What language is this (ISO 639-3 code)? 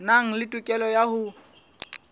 sot